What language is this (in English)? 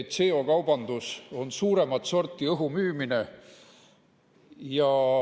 Estonian